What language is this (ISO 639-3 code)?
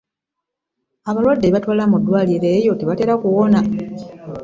lug